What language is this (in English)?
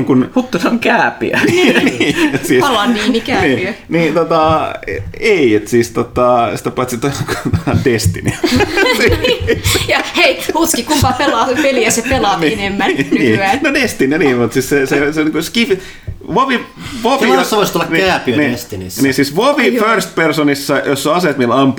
Finnish